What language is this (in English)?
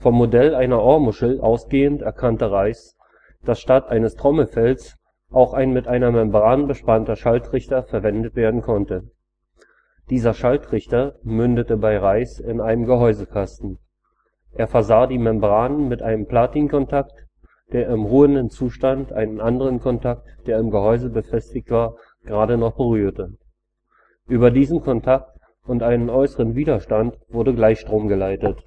German